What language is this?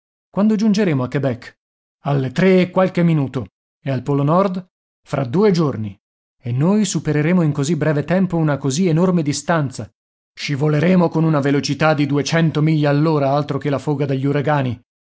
Italian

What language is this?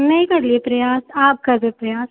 Maithili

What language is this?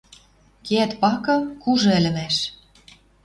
Western Mari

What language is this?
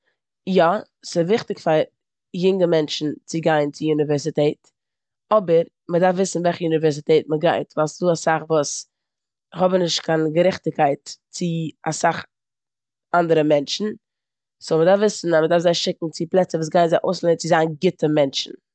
Yiddish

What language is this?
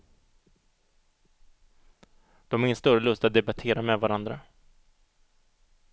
Swedish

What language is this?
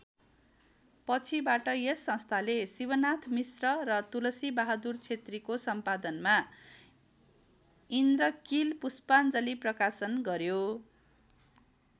Nepali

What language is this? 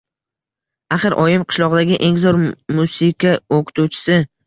Uzbek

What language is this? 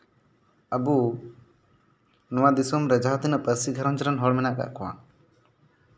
Santali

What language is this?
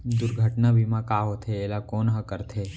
Chhattisgarhi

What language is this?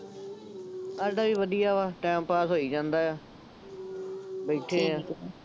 Punjabi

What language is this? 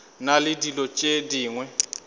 Northern Sotho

